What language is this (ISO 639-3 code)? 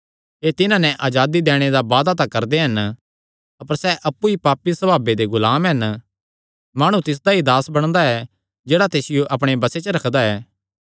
xnr